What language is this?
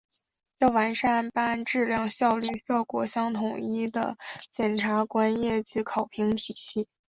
Chinese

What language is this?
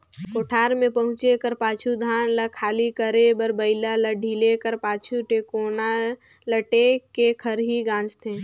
Chhattisgarhi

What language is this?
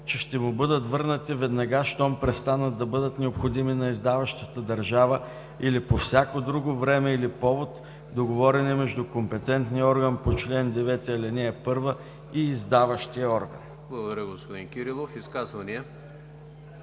Bulgarian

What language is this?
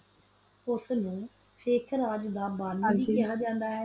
Punjabi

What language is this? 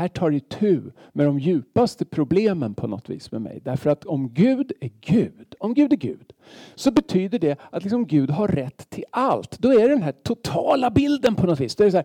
Swedish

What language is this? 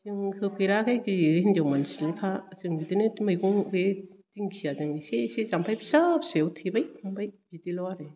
Bodo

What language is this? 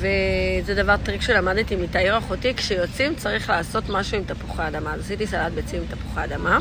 Hebrew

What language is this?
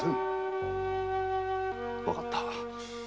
Japanese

